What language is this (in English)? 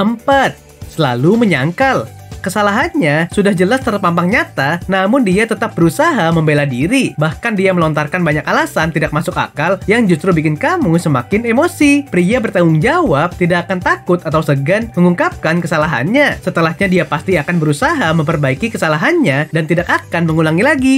Indonesian